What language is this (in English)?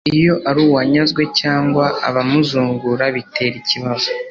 Kinyarwanda